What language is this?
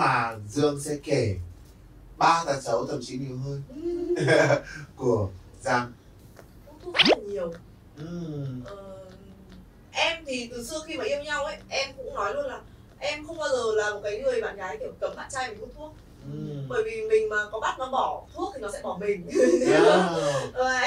Vietnamese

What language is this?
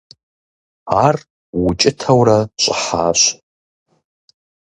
Kabardian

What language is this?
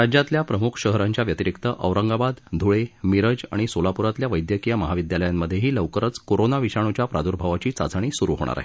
Marathi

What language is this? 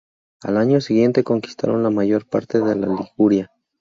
Spanish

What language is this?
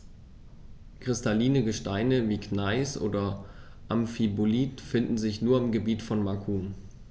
German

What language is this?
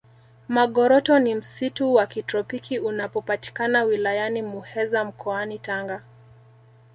Swahili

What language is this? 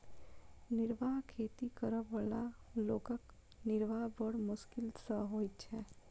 Maithili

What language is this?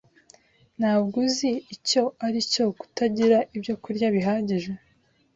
Kinyarwanda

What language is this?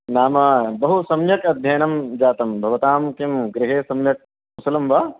Sanskrit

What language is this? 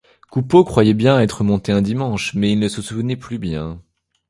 French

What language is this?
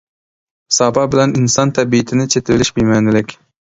Uyghur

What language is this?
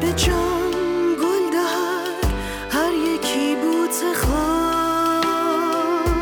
Persian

